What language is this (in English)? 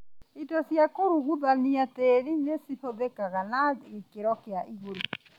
Kikuyu